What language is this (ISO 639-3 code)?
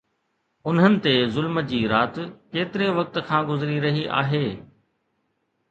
snd